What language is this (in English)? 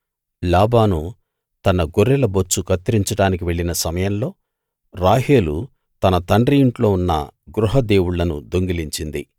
Telugu